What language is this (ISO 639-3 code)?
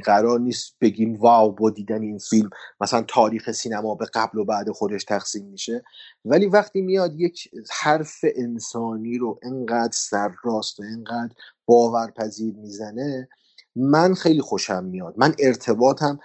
fas